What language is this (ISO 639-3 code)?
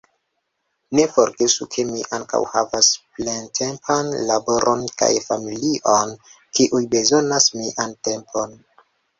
epo